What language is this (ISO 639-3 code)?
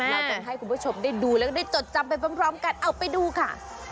tha